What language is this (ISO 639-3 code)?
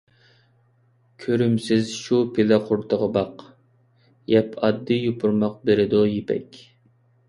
uig